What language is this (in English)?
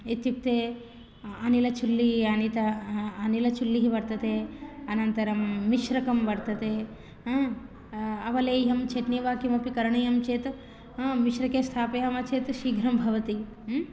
Sanskrit